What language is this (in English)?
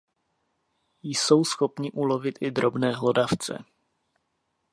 Czech